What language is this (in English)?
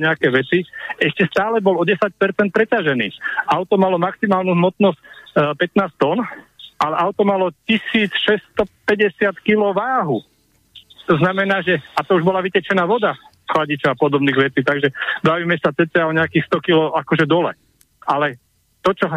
Slovak